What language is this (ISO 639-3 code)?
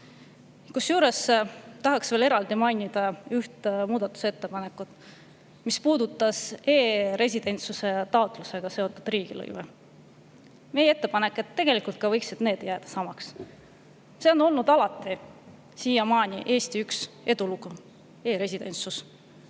est